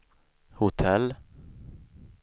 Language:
Swedish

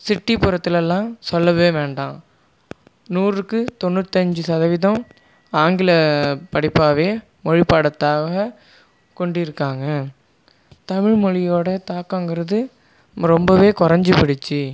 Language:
Tamil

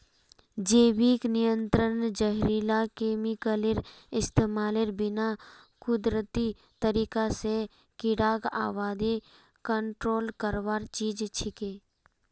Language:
Magahi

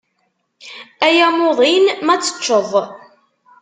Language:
Kabyle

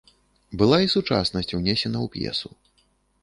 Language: Belarusian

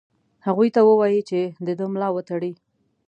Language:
Pashto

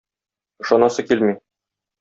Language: Tatar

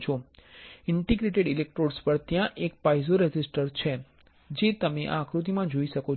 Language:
Gujarati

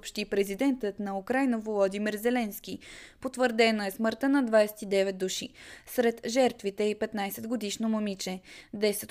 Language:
Bulgarian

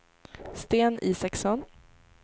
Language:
Swedish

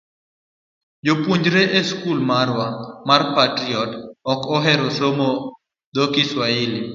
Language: Luo (Kenya and Tanzania)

